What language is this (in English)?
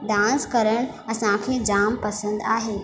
Sindhi